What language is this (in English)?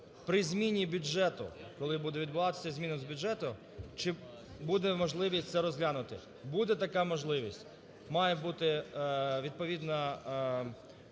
Ukrainian